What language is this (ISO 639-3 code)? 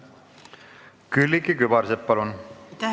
est